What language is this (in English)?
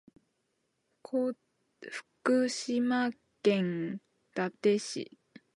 Japanese